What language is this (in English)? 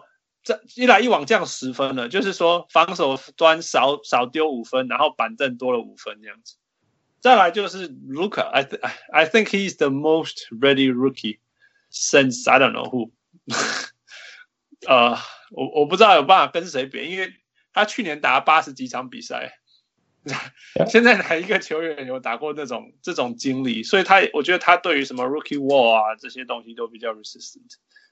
Chinese